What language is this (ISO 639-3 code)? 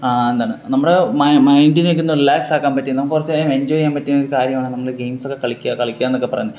mal